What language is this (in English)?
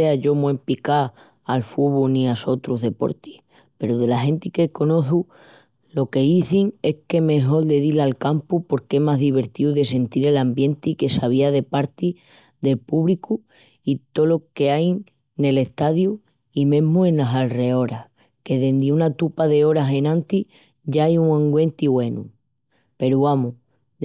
Extremaduran